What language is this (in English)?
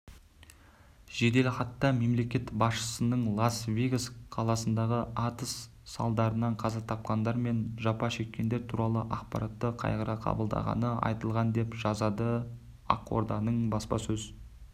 Kazakh